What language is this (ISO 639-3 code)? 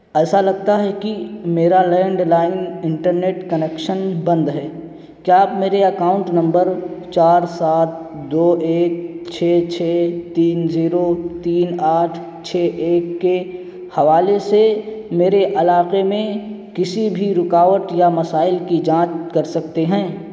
urd